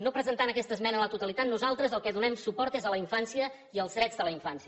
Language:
Catalan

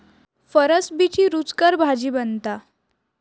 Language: Marathi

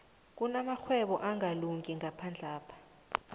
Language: South Ndebele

